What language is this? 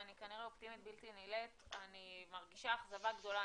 Hebrew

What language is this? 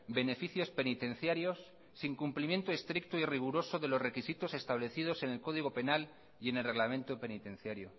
Spanish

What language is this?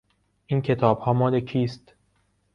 Persian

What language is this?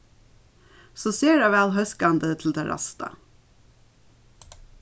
Faroese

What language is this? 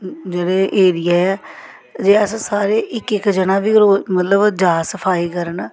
Dogri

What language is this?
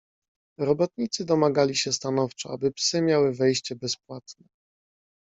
Polish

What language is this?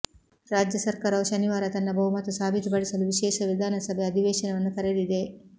Kannada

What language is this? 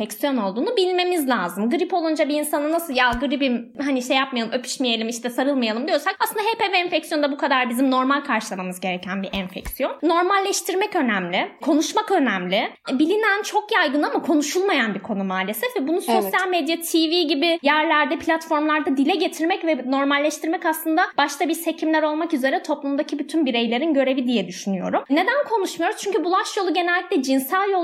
Turkish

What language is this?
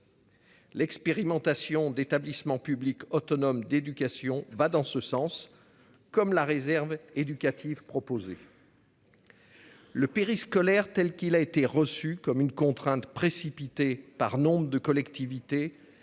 French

